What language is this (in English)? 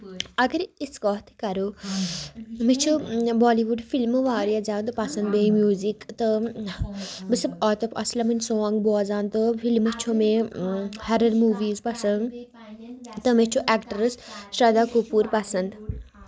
Kashmiri